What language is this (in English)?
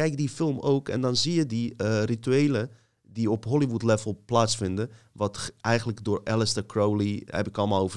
Dutch